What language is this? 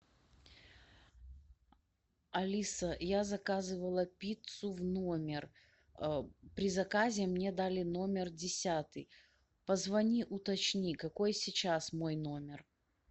Russian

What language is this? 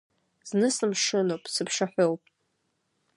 Abkhazian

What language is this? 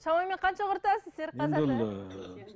Kazakh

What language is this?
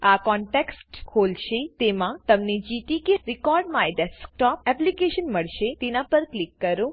Gujarati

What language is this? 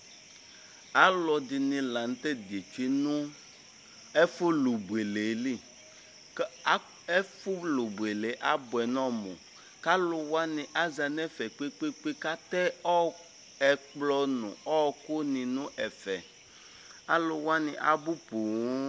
Ikposo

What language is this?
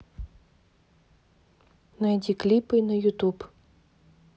Russian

